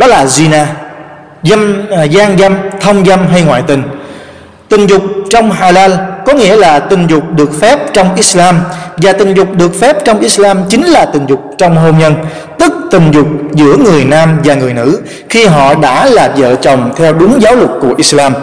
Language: Vietnamese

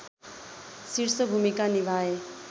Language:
Nepali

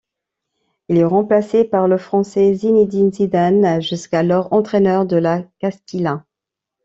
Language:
French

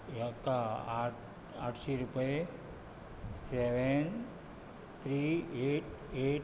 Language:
Konkani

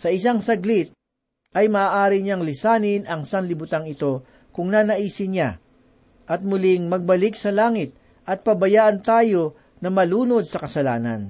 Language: Filipino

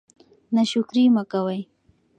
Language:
Pashto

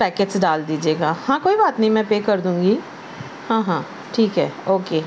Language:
Urdu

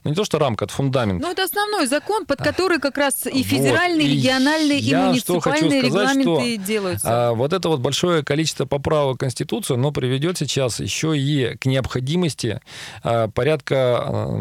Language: Russian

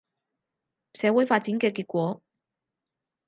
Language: Cantonese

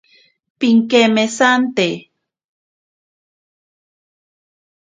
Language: Ashéninka Perené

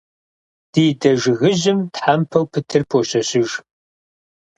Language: Kabardian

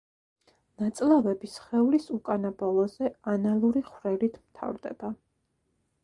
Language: Georgian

